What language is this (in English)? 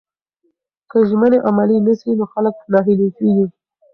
Pashto